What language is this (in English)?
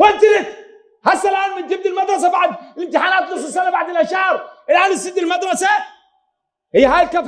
Arabic